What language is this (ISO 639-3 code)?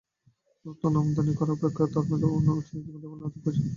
ben